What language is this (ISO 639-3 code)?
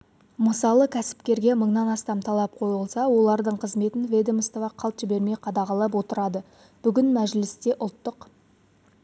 kaz